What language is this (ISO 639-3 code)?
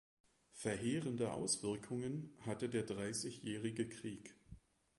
deu